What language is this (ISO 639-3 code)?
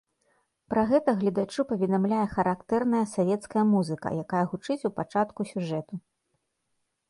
bel